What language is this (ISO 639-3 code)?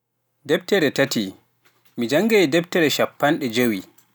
fuf